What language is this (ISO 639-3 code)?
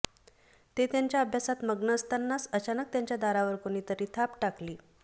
mar